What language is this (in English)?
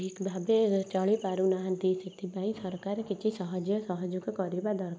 Odia